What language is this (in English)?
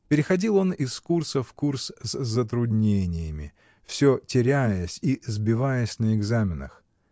Russian